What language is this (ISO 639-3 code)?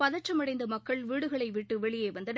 tam